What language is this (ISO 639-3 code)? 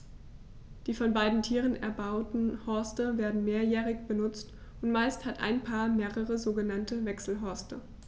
deu